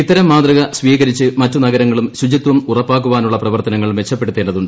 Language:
Malayalam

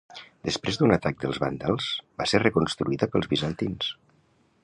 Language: Catalan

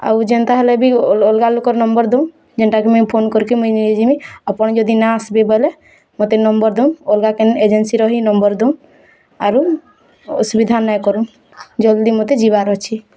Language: Odia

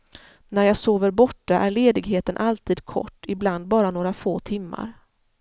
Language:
Swedish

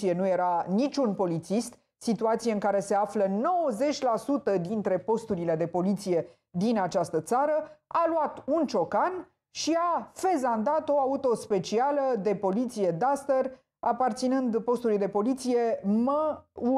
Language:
Romanian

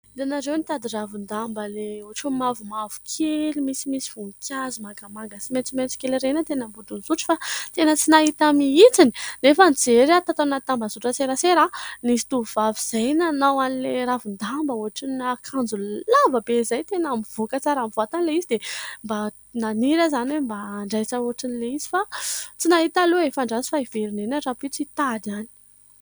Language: Malagasy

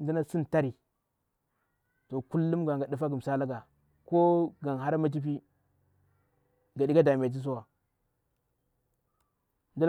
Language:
Bura-Pabir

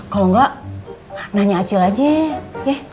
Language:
Indonesian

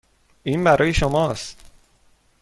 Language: Persian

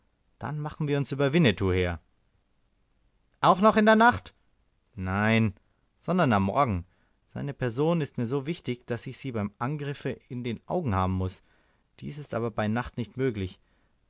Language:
German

